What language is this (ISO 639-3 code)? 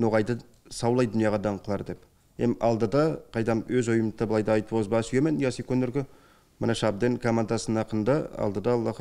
tur